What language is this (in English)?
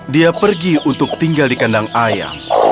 Indonesian